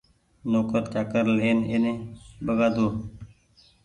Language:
Goaria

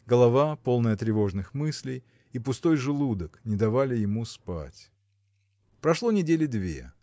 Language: Russian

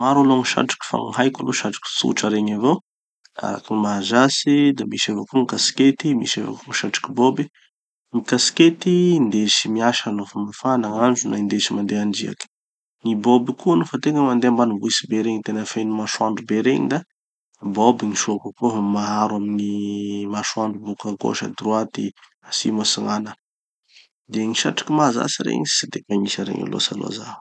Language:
Tanosy Malagasy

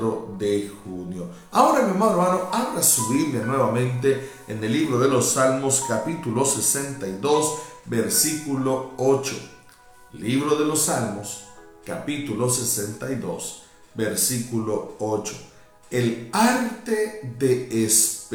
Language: Spanish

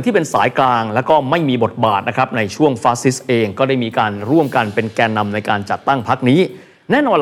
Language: Thai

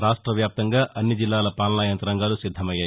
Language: Telugu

